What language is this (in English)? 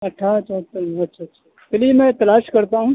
Urdu